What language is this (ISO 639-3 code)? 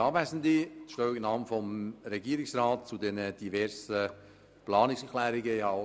gsw